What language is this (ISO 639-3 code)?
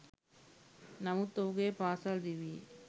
sin